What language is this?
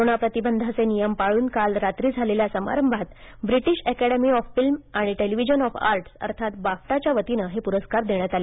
Marathi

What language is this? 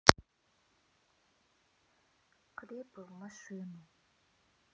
Russian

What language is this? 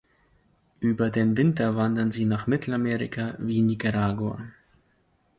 German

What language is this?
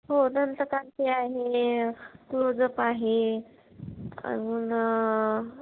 Marathi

